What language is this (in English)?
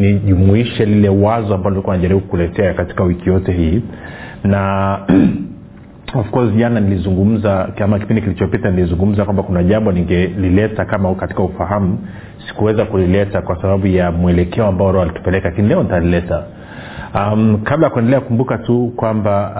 Swahili